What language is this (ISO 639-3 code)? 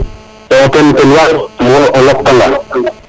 srr